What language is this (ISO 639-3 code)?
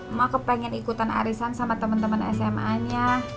ind